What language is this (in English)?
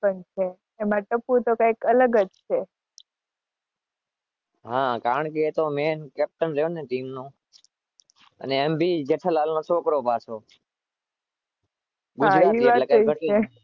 Gujarati